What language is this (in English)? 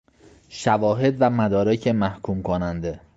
Persian